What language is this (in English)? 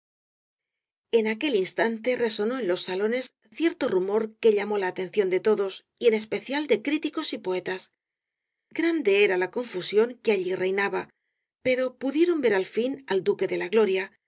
Spanish